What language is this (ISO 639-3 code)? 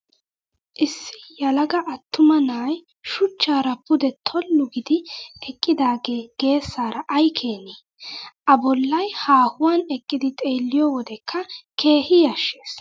wal